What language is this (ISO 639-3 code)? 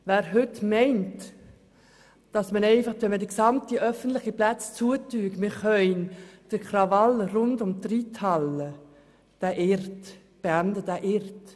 gsw